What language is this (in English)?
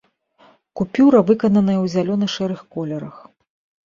Belarusian